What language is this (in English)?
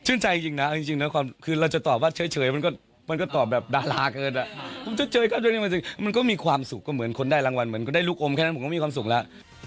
Thai